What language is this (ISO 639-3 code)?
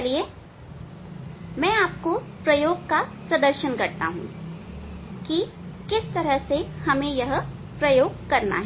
hin